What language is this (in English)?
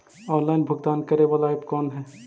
Magahi